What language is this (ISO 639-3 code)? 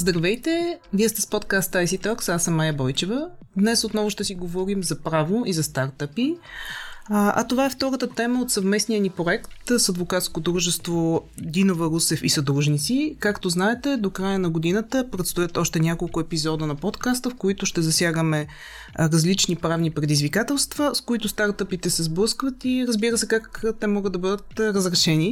bul